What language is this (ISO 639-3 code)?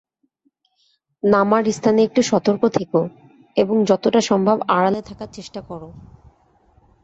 ben